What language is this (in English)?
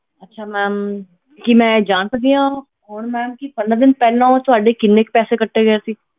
Punjabi